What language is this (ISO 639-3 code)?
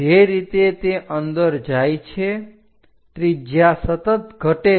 guj